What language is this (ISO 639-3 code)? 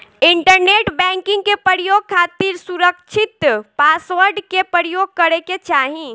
bho